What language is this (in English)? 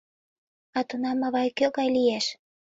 Mari